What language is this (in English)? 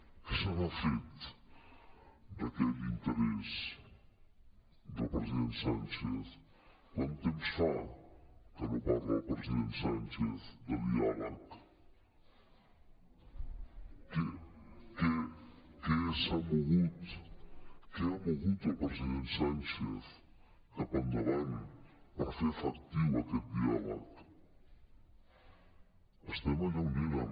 Catalan